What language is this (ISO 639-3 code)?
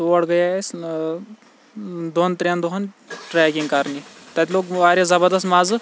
kas